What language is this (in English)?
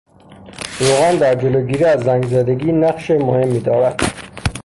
Persian